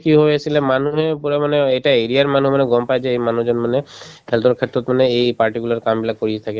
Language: Assamese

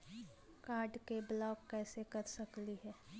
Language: Magahi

